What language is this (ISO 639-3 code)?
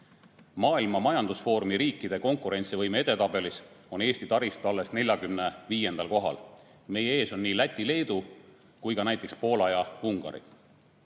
est